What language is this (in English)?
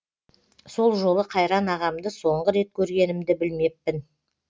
Kazakh